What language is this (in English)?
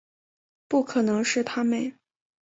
Chinese